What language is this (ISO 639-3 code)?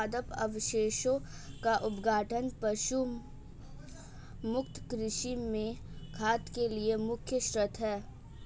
hin